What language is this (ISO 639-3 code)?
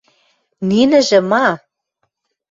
mrj